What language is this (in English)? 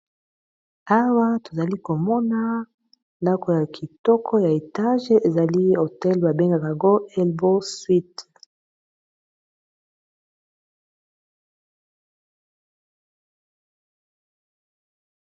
Lingala